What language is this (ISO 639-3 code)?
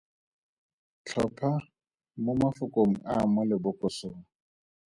tsn